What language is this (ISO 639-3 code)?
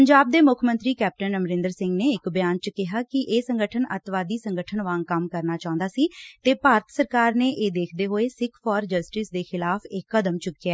pan